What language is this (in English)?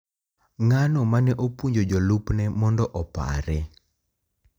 Luo (Kenya and Tanzania)